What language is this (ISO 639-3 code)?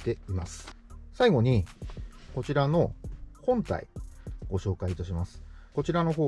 jpn